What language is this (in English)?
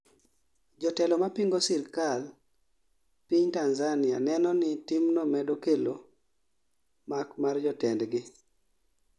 Luo (Kenya and Tanzania)